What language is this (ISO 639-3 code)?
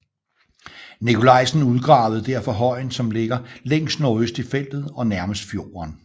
dan